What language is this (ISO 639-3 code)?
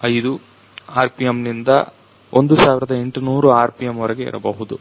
kan